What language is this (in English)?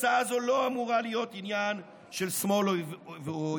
Hebrew